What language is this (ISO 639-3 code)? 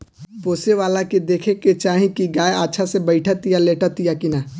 bho